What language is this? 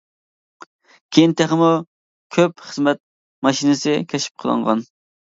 Uyghur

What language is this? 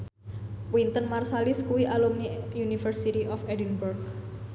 Javanese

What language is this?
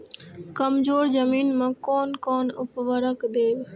Maithili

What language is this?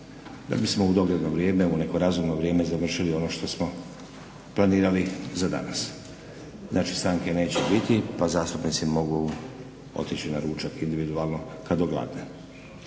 Croatian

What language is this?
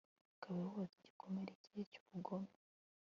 Kinyarwanda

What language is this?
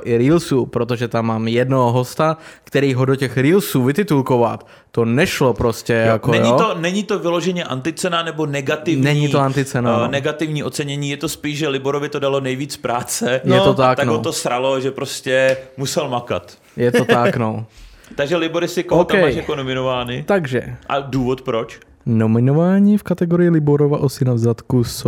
Czech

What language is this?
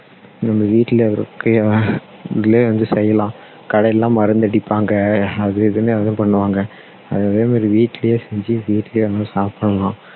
Tamil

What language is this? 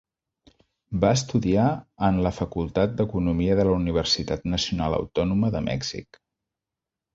Catalan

